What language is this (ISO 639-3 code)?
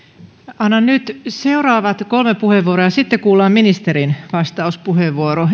fin